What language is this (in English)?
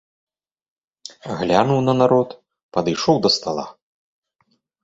Belarusian